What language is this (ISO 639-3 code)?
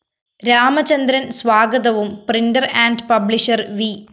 mal